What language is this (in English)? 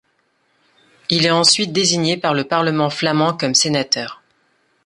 French